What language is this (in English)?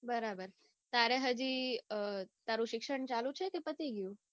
Gujarati